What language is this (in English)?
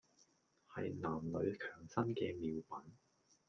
Cantonese